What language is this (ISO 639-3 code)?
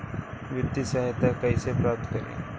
bho